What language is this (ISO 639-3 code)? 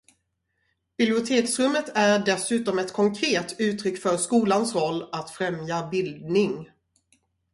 swe